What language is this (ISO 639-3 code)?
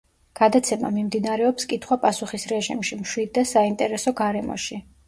kat